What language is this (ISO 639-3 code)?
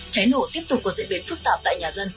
vie